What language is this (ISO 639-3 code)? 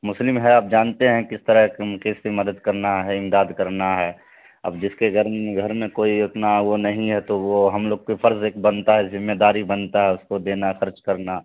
urd